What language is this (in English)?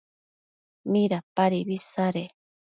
Matsés